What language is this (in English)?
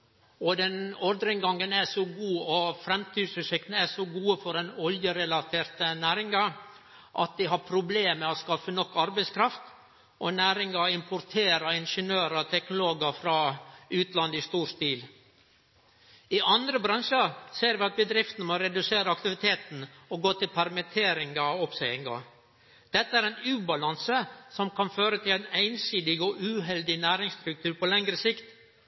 Norwegian Nynorsk